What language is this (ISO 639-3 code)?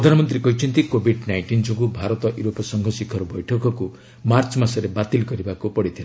ori